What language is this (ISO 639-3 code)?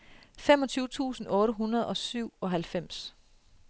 dan